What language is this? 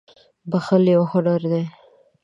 Pashto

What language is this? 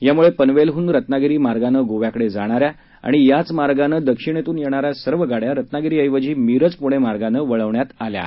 Marathi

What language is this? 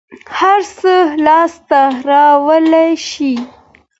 Pashto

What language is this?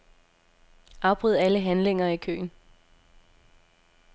Danish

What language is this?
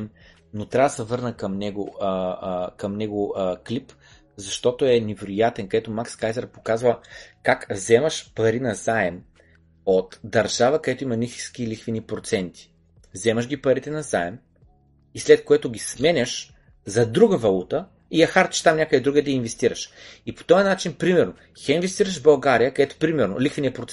Bulgarian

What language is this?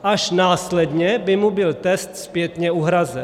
Czech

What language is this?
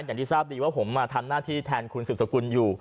Thai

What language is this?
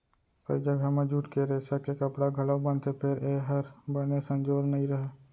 Chhattisgarhi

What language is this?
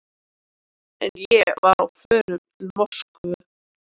Icelandic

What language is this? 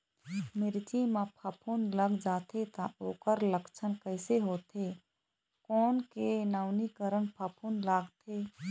Chhattisgarhi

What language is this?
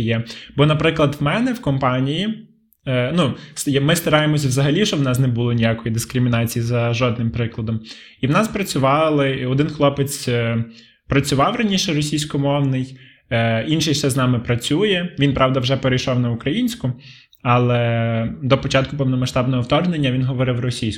Ukrainian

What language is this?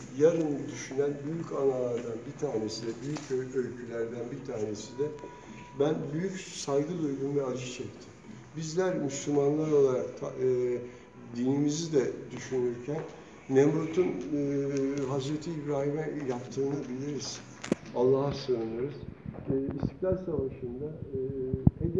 Turkish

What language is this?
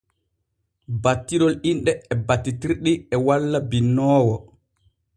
Borgu Fulfulde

